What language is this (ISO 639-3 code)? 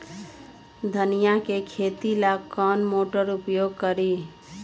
mag